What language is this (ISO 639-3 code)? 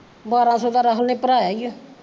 pan